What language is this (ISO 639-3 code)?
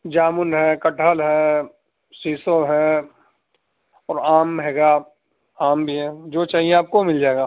urd